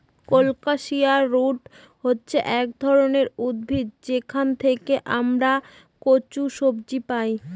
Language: Bangla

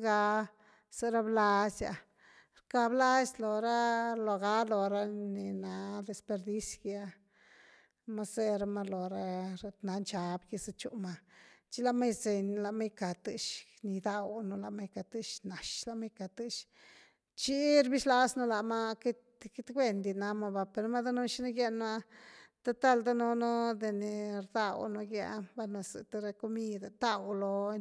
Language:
Güilá Zapotec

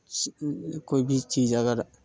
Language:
Maithili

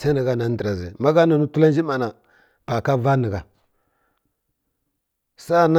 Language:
Kirya-Konzəl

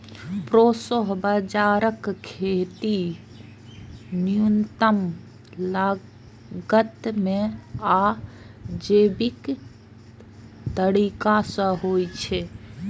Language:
Maithili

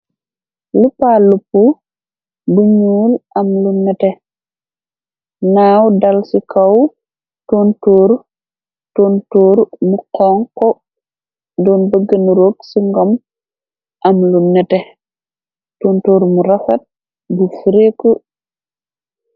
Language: Wolof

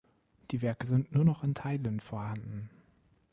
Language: German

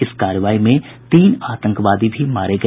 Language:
Hindi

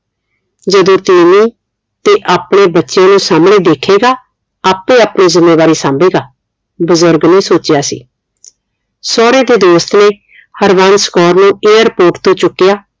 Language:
Punjabi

